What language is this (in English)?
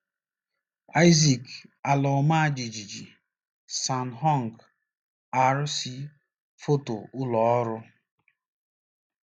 Igbo